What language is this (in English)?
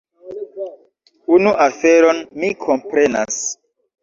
Esperanto